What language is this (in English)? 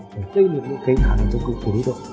Vietnamese